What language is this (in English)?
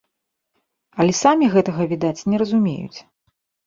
Belarusian